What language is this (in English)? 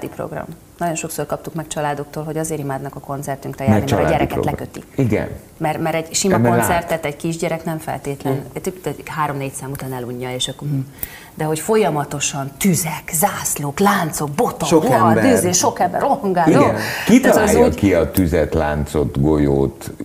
Hungarian